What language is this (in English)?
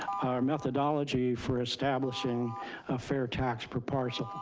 English